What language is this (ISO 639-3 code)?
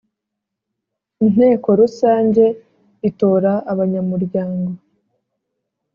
kin